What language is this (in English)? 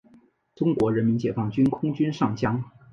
Chinese